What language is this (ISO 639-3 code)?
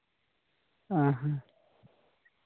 sat